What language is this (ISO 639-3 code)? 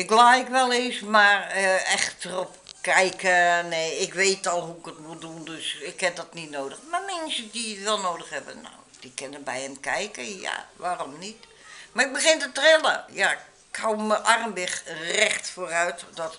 nld